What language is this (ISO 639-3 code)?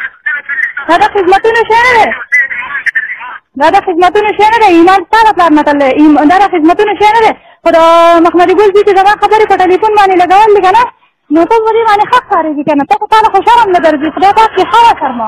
fas